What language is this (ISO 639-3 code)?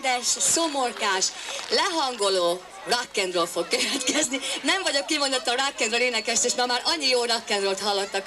hun